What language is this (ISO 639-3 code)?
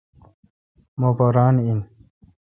xka